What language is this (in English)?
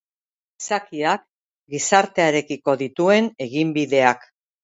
Basque